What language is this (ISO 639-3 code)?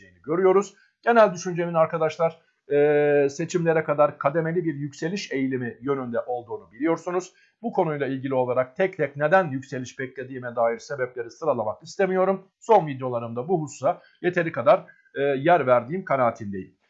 tur